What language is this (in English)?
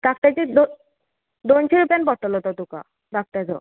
Konkani